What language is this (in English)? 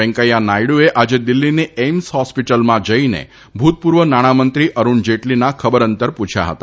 Gujarati